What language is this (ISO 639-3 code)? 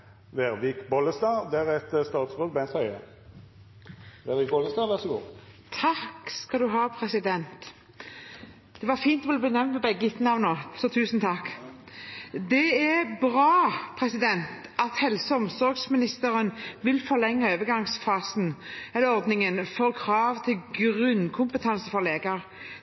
nor